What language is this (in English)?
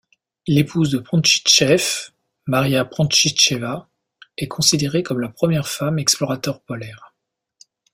French